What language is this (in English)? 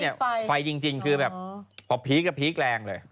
Thai